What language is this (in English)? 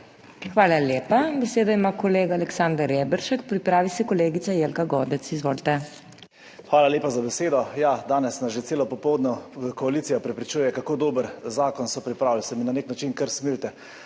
Slovenian